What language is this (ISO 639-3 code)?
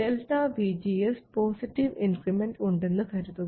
mal